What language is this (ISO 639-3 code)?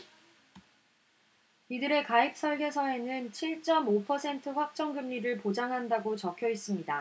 kor